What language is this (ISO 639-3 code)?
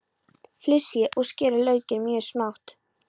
isl